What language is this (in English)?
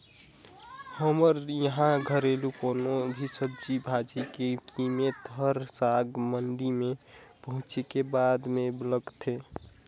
Chhattisgarhi